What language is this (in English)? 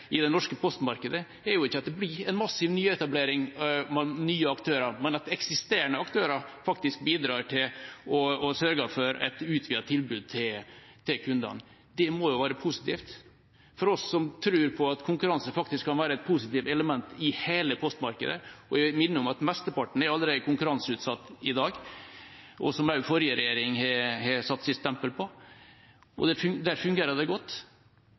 Norwegian Bokmål